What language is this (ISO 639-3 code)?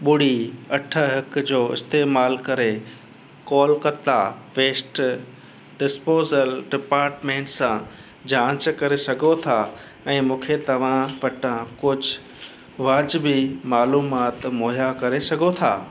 snd